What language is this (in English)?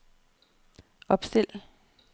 Danish